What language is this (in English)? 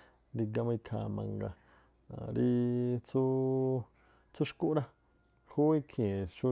Tlacoapa Me'phaa